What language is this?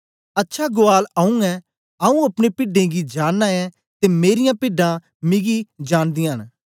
Dogri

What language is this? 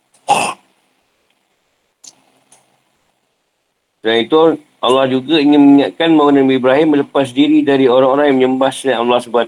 Malay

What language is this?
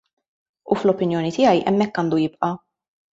Maltese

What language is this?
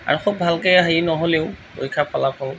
Assamese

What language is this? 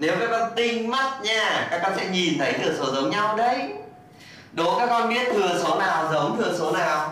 Vietnamese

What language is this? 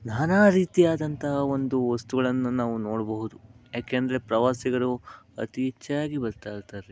Kannada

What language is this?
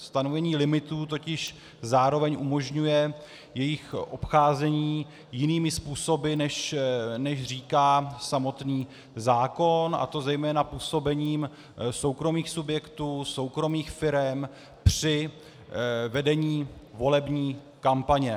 Czech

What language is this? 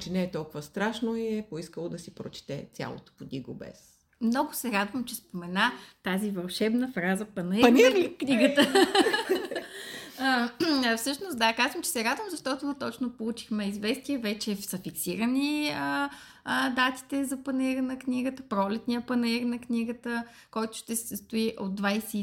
Bulgarian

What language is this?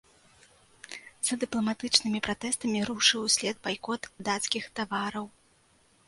Belarusian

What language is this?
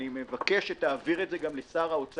Hebrew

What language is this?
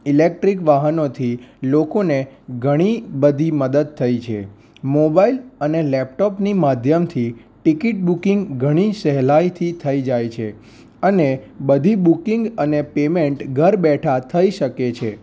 Gujarati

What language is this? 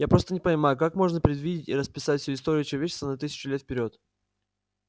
Russian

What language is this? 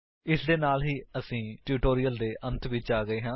Punjabi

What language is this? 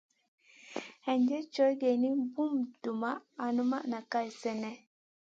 Masana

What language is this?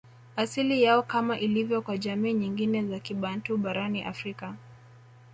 Swahili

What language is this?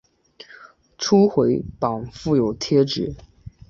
Chinese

